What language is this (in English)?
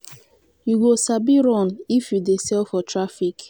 Nigerian Pidgin